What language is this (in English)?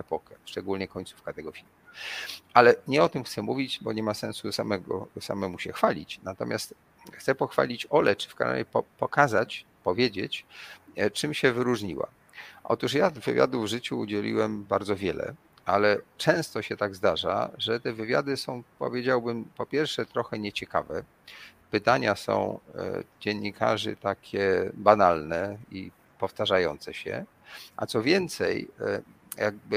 Polish